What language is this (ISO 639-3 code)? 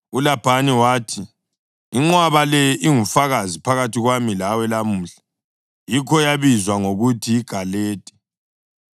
nde